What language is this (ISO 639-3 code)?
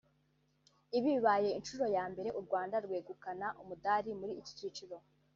kin